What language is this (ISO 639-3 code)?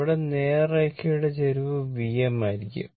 mal